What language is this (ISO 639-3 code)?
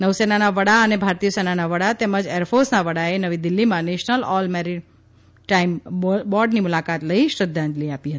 guj